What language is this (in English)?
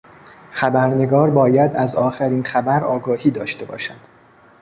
Persian